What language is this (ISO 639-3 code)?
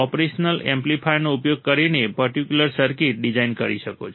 guj